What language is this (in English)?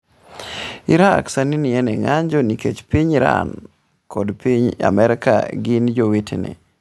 Luo (Kenya and Tanzania)